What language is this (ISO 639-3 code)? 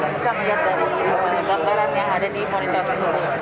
ind